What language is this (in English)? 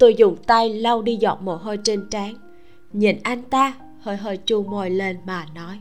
Vietnamese